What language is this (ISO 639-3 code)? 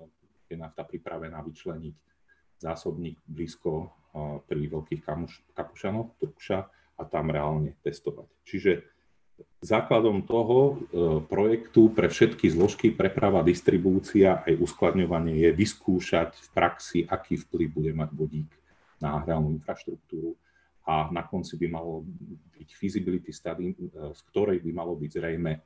slk